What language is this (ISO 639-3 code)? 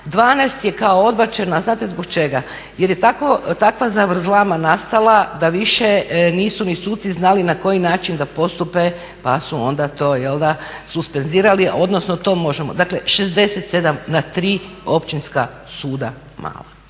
hrv